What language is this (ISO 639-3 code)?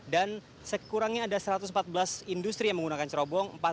ind